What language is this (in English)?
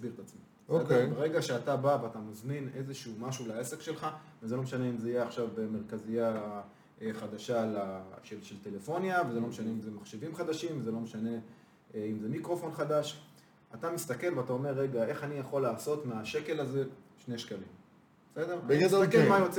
Hebrew